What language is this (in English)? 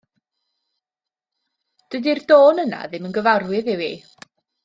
Welsh